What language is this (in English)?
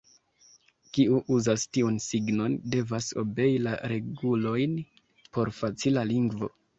Esperanto